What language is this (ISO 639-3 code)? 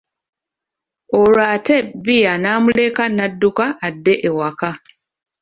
lug